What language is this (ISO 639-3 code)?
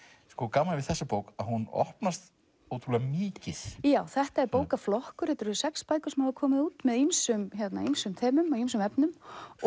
isl